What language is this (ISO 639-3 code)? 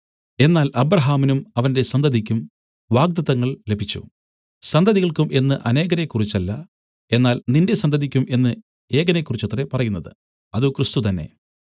mal